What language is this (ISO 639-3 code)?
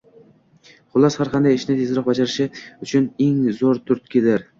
uzb